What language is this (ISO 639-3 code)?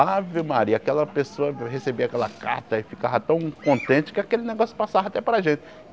por